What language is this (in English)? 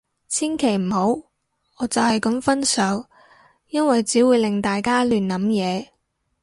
Cantonese